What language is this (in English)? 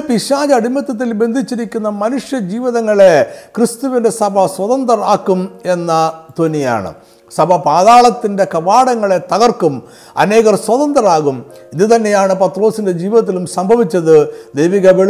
Malayalam